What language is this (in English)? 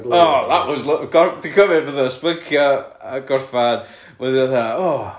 Welsh